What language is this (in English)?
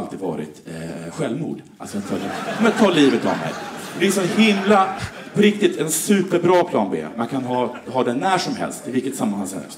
Swedish